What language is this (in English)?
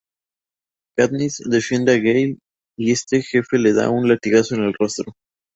Spanish